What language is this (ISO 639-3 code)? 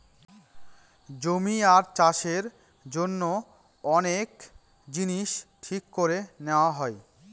ben